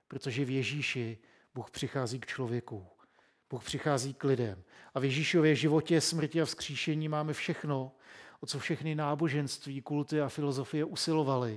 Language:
Czech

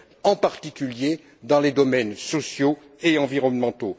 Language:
French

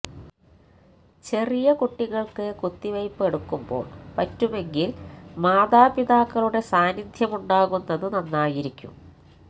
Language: Malayalam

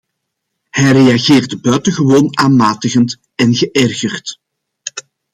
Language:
Dutch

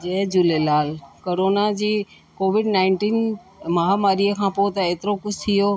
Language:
Sindhi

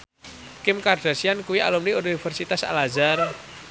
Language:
Javanese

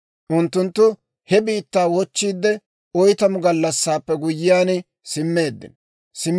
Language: Dawro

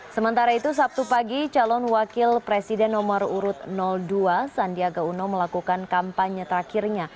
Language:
Indonesian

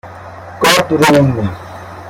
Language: Persian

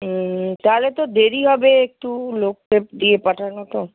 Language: Bangla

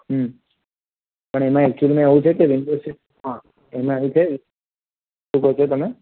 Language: Gujarati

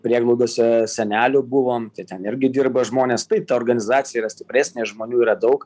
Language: Lithuanian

